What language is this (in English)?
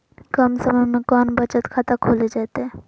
Magahi